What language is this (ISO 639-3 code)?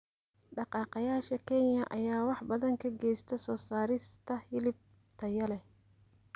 som